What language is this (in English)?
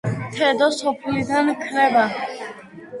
Georgian